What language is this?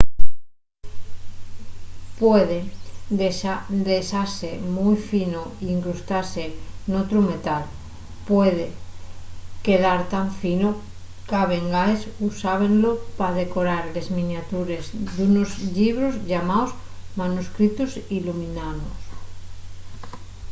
Asturian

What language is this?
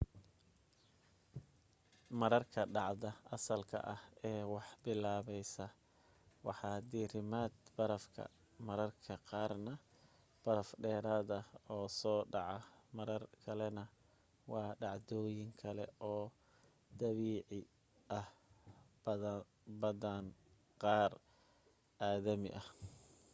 Somali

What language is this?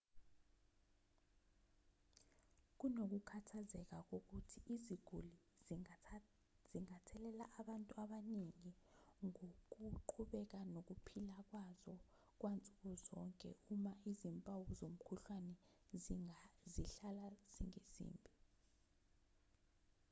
Zulu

